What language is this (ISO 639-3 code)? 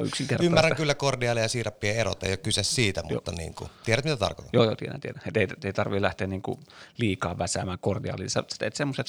fin